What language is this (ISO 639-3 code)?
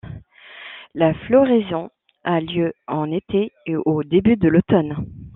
fra